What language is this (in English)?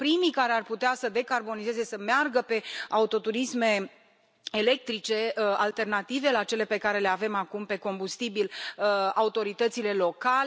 Romanian